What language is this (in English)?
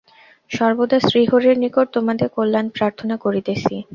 Bangla